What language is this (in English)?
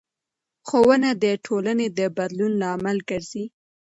Pashto